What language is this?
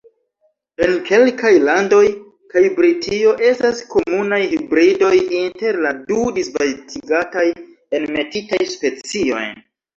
Esperanto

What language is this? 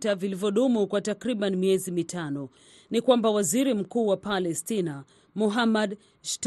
Swahili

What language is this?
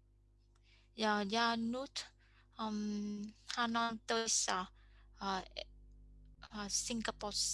Finnish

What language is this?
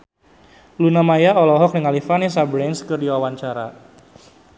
Sundanese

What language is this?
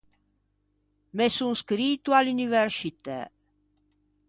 Ligurian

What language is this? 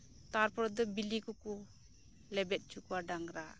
Santali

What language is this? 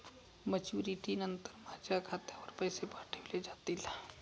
Marathi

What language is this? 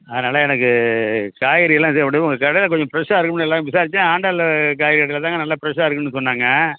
Tamil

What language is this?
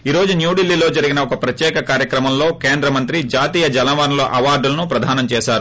Telugu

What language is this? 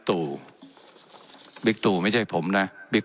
Thai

